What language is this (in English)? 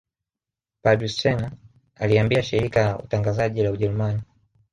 Swahili